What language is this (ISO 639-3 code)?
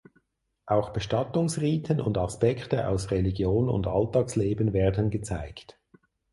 deu